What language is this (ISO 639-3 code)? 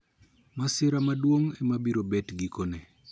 luo